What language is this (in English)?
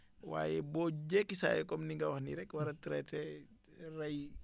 Wolof